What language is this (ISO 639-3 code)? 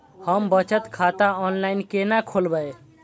mai